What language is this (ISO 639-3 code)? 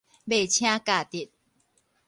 nan